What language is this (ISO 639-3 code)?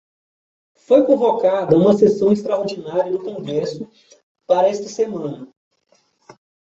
por